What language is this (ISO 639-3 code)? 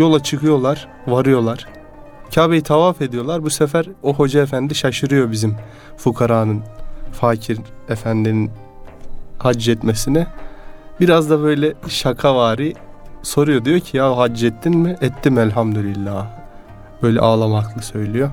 tur